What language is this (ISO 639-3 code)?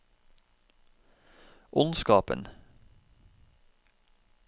nor